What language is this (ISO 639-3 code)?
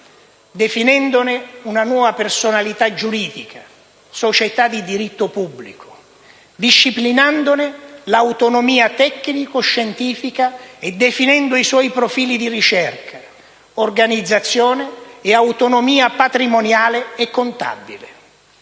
ita